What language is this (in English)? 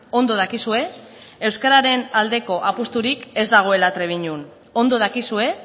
Basque